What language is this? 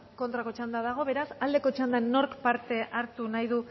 Basque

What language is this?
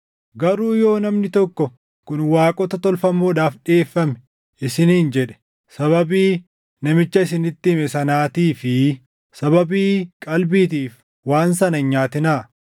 Oromo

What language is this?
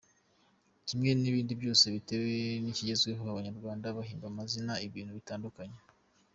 Kinyarwanda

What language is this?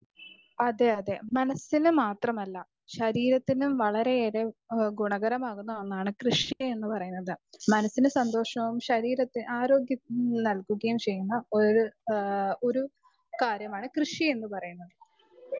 Malayalam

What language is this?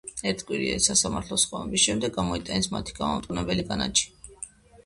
Georgian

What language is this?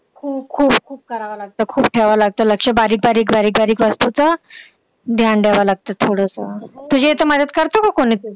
Marathi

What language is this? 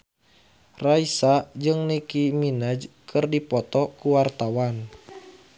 Sundanese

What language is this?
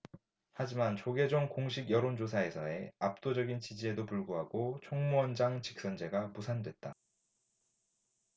Korean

